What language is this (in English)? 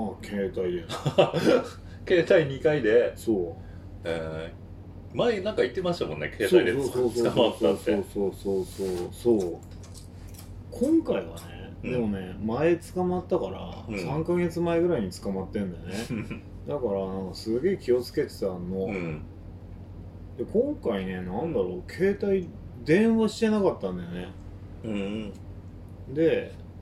Japanese